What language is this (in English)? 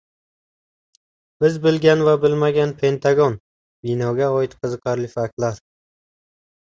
Uzbek